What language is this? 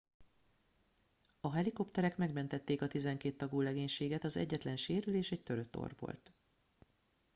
Hungarian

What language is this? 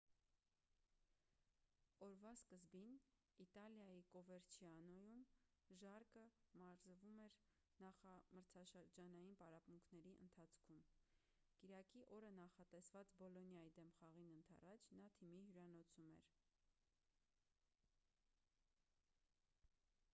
Armenian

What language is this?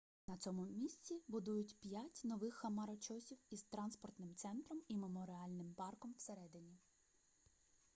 Ukrainian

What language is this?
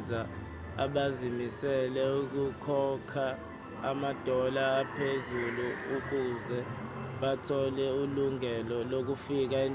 Zulu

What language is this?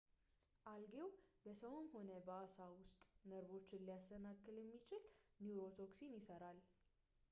Amharic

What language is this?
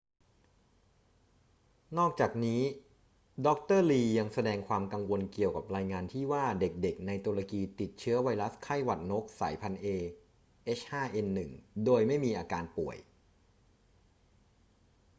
Thai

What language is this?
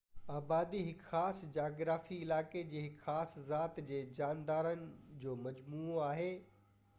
Sindhi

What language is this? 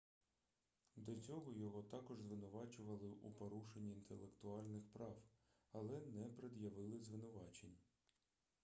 Ukrainian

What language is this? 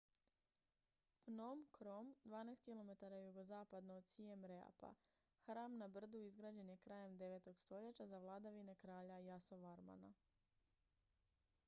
Croatian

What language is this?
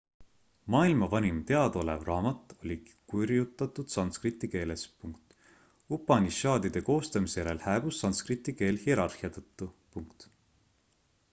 Estonian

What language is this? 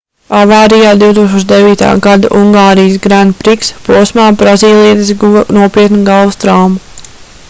Latvian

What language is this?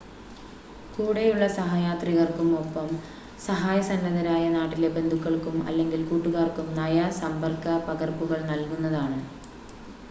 Malayalam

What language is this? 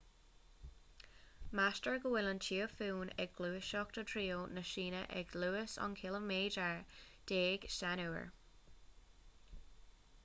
Irish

